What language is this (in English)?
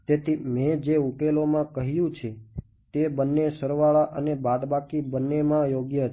Gujarati